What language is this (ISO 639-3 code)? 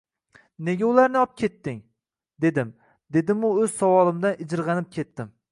uzb